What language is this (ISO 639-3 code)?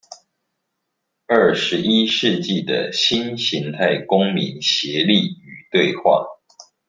zho